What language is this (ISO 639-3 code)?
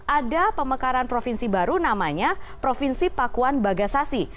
ind